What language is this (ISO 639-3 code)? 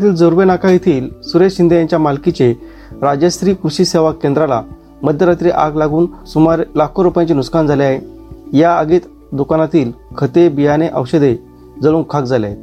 mar